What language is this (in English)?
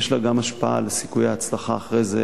Hebrew